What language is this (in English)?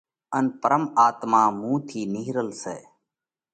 Parkari Koli